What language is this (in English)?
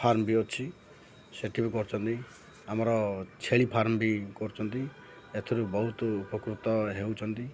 Odia